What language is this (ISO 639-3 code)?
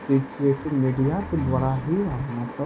mai